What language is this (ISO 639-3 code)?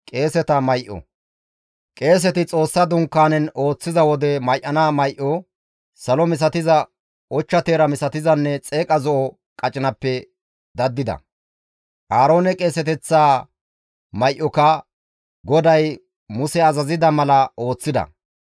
gmv